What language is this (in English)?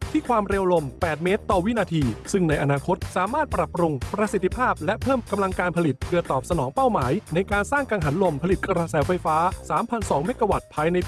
Thai